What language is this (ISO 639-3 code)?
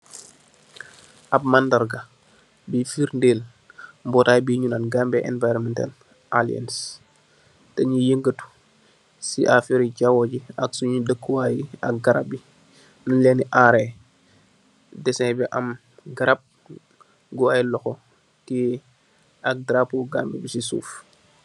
wol